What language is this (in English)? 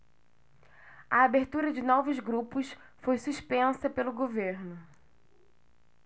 Portuguese